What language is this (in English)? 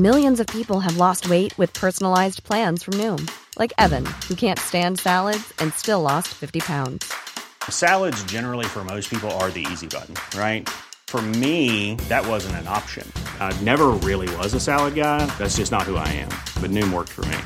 Urdu